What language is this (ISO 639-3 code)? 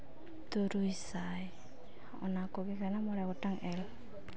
sat